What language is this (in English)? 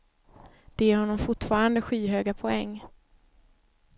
Swedish